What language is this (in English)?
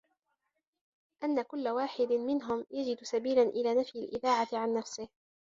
Arabic